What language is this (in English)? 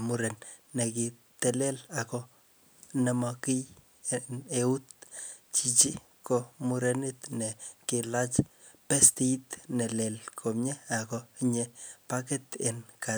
Kalenjin